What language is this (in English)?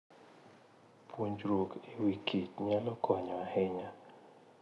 Luo (Kenya and Tanzania)